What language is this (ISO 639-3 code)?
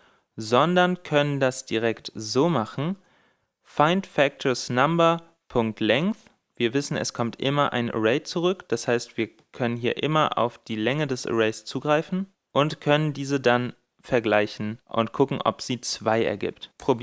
deu